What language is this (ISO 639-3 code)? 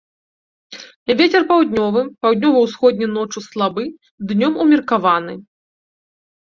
bel